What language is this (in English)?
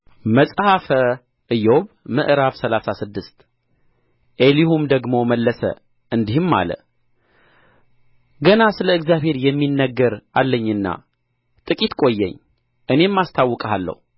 Amharic